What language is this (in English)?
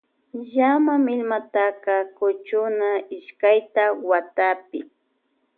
Loja Highland Quichua